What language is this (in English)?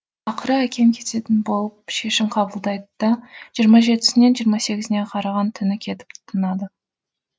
Kazakh